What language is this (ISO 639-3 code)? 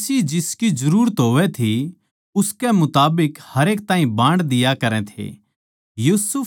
bgc